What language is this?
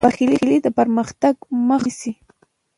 Pashto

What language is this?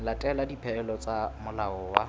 Southern Sotho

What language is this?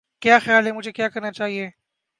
Urdu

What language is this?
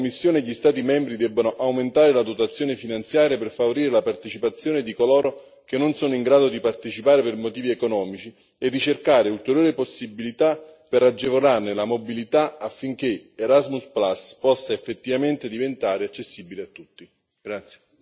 Italian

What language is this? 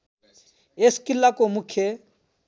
Nepali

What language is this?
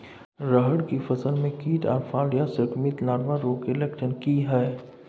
Maithili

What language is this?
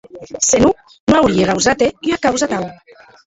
Occitan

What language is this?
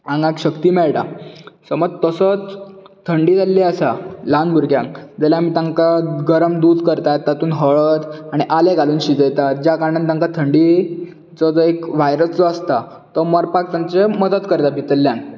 Konkani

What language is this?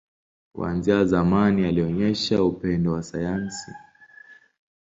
Swahili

